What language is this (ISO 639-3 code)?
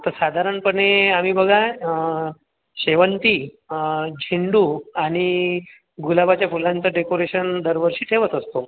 mar